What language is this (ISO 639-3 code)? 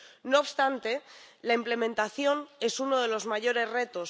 spa